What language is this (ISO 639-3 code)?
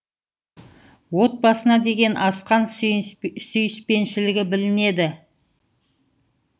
kaz